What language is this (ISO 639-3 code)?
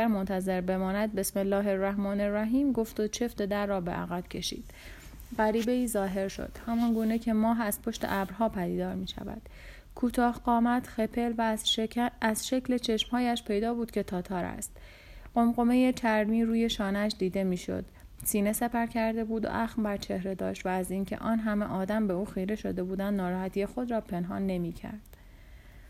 fas